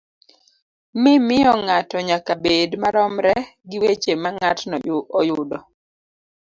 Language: Luo (Kenya and Tanzania)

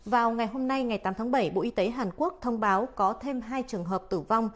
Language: Vietnamese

